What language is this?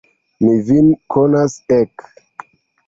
Esperanto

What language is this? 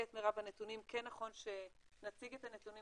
Hebrew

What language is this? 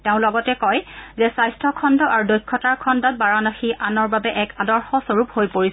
Assamese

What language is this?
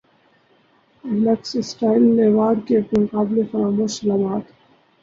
Urdu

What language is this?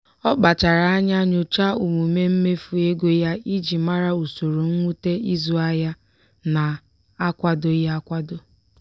Igbo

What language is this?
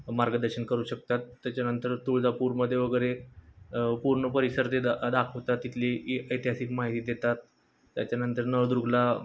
Marathi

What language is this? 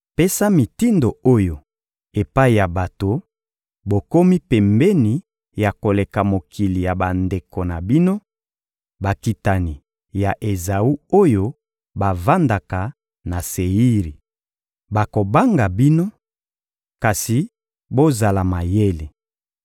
Lingala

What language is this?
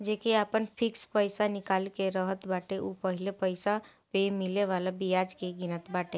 Bhojpuri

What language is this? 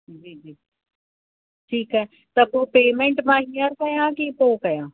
Sindhi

